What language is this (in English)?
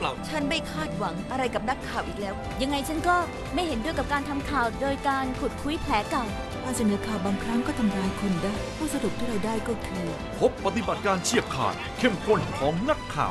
Thai